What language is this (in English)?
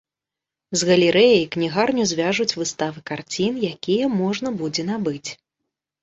Belarusian